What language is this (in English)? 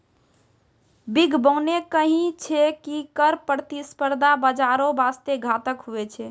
Maithili